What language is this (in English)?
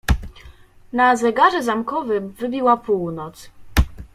Polish